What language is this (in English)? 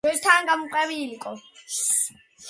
Georgian